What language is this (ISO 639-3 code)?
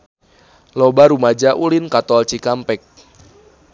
sun